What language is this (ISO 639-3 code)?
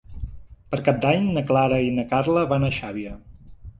cat